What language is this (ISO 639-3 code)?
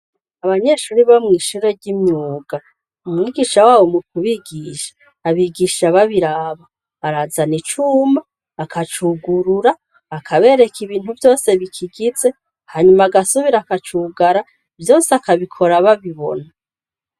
run